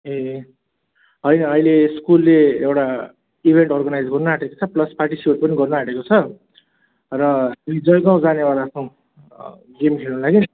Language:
Nepali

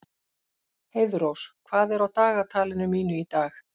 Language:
Icelandic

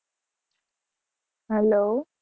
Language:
Gujarati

